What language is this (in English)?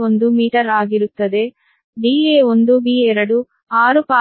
Kannada